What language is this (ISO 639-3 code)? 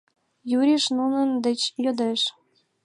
chm